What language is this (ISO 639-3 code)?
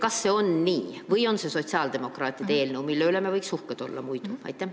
est